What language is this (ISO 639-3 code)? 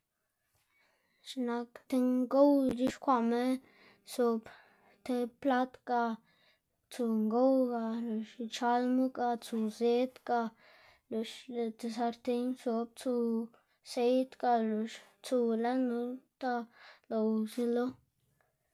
ztg